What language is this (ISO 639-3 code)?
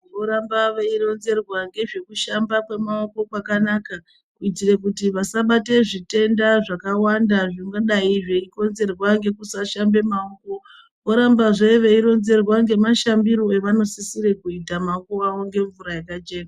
ndc